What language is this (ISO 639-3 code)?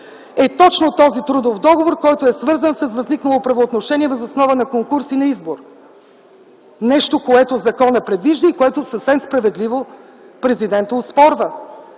bul